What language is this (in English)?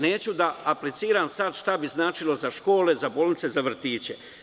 Serbian